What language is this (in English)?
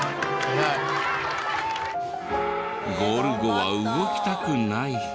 Japanese